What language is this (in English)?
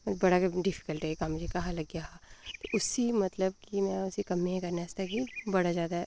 Dogri